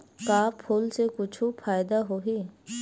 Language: Chhattisgarhi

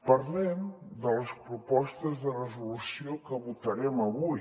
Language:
Catalan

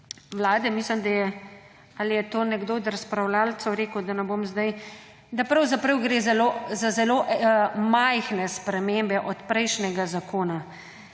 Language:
Slovenian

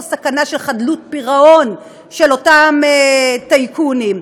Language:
Hebrew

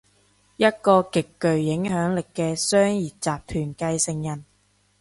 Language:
Cantonese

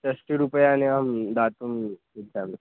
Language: Sanskrit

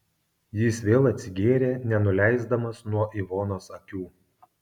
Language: Lithuanian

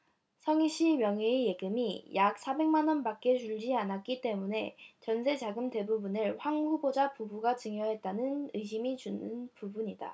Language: Korean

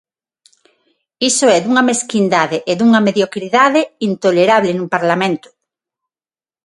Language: Galician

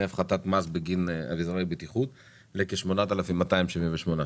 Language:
Hebrew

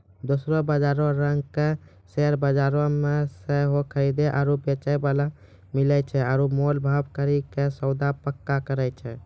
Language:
Maithili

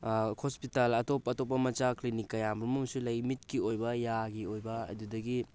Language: Manipuri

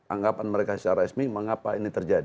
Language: Indonesian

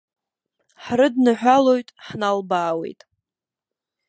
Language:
Abkhazian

